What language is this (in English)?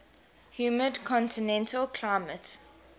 English